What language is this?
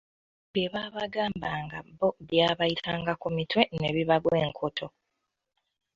Ganda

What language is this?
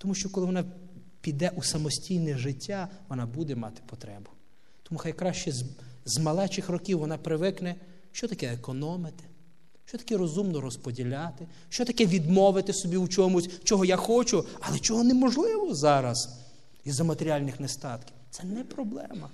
Russian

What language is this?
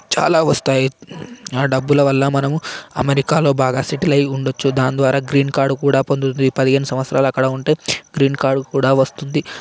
Telugu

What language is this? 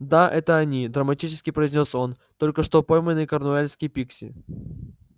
Russian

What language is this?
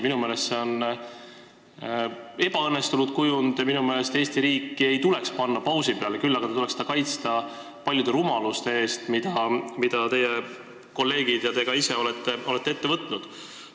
Estonian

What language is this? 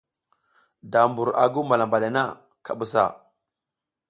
South Giziga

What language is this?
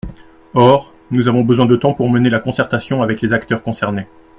French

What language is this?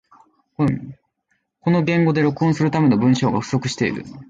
Japanese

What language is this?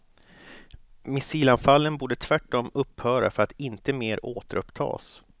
Swedish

